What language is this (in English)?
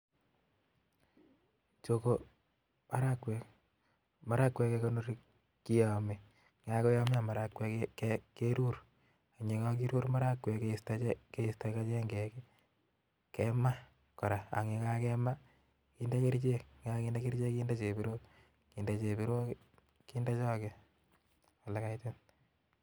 Kalenjin